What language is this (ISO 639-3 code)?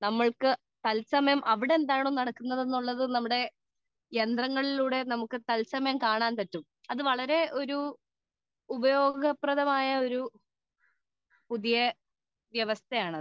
mal